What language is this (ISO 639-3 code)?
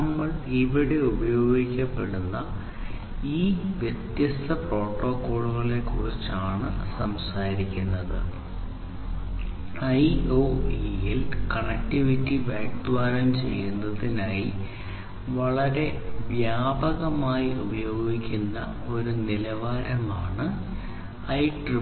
mal